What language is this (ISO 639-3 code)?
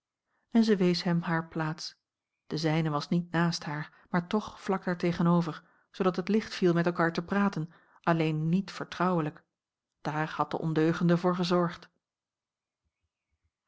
nld